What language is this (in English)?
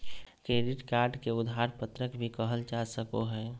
Magahi